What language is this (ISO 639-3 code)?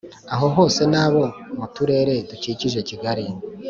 kin